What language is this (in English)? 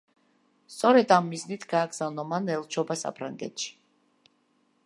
Georgian